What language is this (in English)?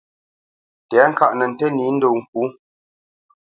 Bamenyam